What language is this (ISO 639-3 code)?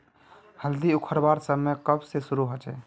mag